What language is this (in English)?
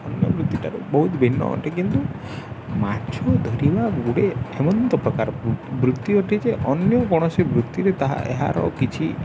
Odia